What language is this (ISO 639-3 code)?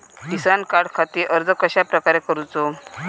mar